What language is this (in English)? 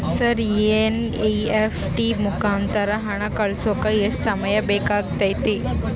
Kannada